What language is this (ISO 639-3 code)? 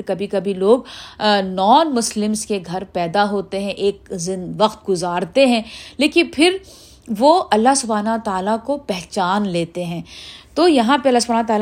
urd